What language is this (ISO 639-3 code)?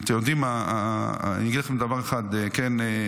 heb